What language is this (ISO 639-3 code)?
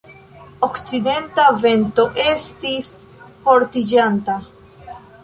epo